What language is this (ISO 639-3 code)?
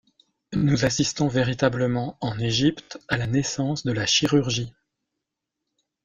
fra